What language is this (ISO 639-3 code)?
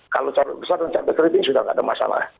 ind